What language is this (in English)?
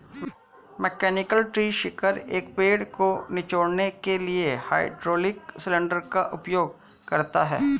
Hindi